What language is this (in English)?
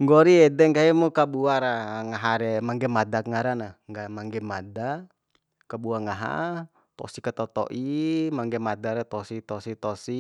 Bima